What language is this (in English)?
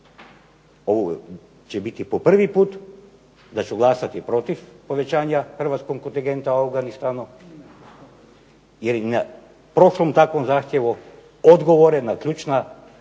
Croatian